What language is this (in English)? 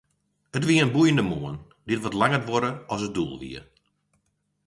Western Frisian